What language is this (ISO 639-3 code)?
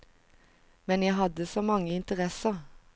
nor